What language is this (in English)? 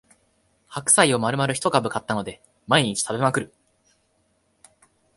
Japanese